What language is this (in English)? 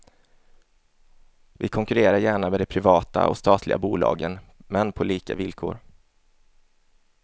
Swedish